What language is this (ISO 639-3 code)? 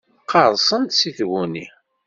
kab